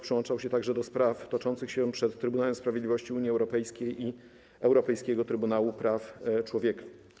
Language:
Polish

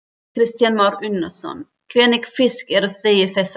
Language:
Icelandic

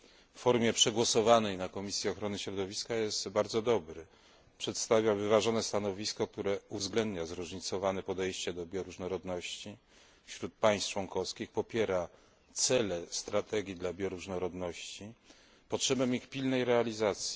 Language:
Polish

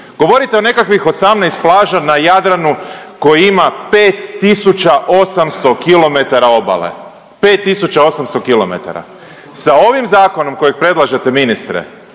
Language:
Croatian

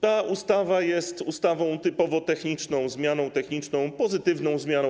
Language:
Polish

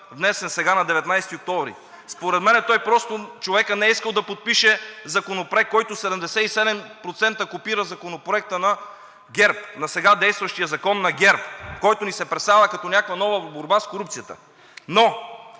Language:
Bulgarian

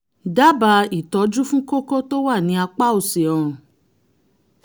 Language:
Yoruba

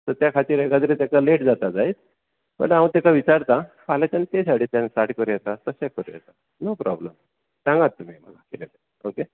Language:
Konkani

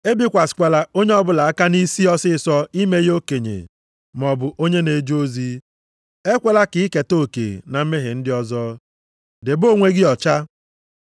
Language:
Igbo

